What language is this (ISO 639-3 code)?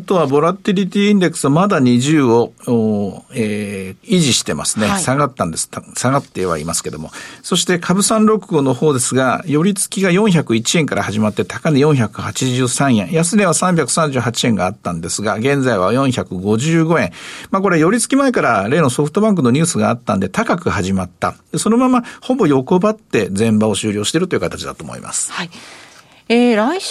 jpn